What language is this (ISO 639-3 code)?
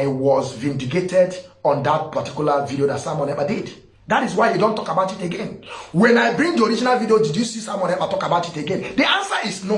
eng